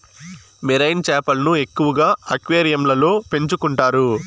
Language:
Telugu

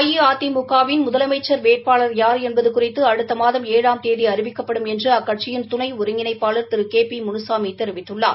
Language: Tamil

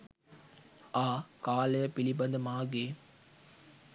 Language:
Sinhala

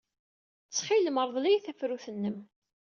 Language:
Kabyle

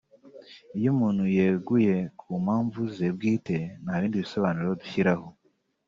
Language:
Kinyarwanda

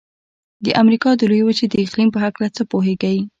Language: Pashto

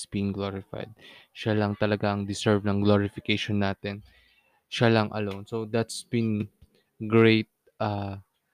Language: Filipino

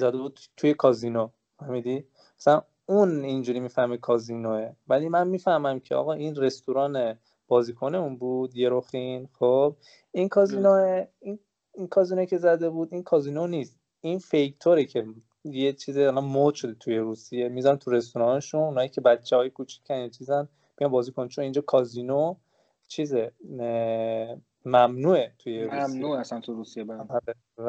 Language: Persian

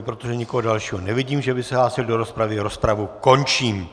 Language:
Czech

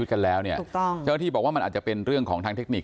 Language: Thai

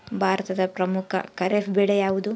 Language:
Kannada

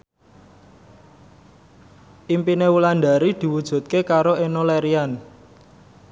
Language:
Javanese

